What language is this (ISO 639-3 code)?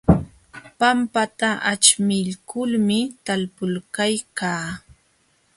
qxw